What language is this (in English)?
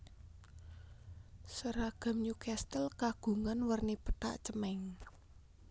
Javanese